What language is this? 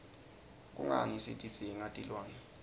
Swati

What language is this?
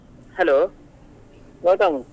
Kannada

